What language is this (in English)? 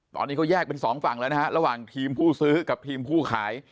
Thai